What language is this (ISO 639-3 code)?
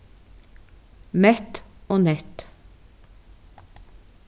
fao